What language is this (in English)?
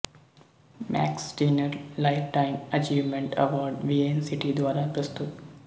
Punjabi